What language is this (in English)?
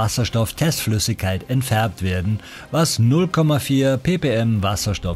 German